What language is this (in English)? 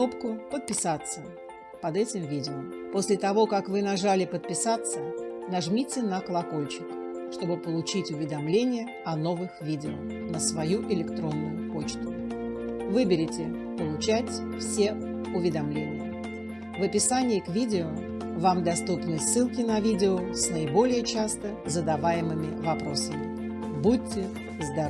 Russian